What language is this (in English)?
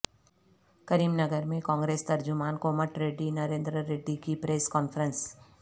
Urdu